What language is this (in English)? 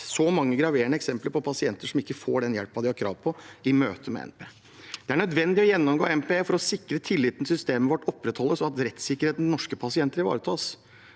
Norwegian